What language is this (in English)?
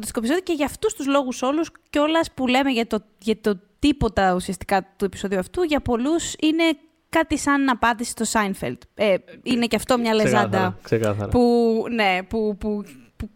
Greek